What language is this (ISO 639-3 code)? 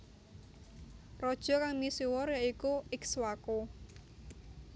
jav